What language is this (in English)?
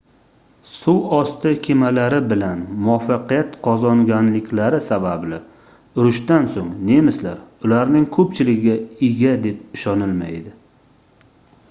Uzbek